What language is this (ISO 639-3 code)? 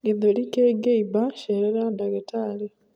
kik